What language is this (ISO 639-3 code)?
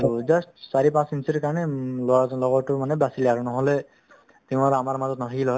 asm